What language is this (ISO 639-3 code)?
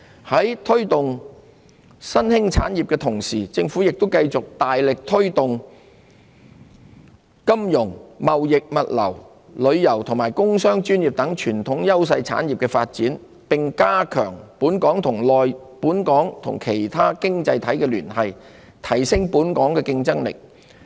yue